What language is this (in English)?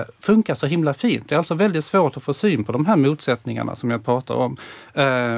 Swedish